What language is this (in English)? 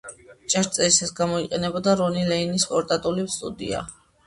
Georgian